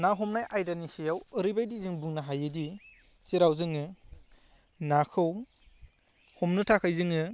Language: Bodo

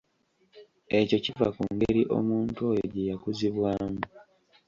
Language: Ganda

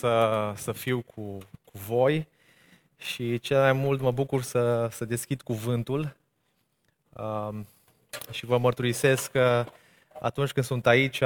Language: Romanian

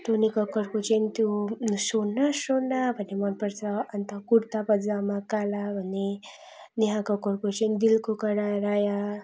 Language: Nepali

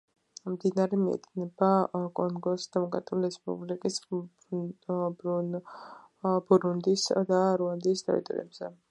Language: Georgian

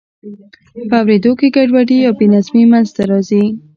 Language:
Pashto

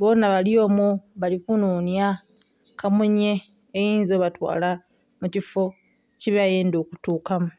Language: Soga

